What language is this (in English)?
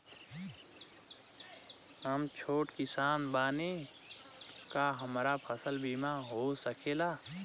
Bhojpuri